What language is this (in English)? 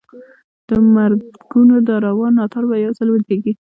Pashto